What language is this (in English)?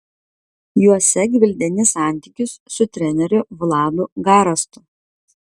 Lithuanian